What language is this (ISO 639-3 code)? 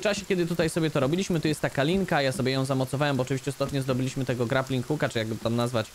pol